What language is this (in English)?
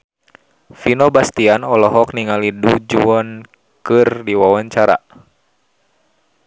Sundanese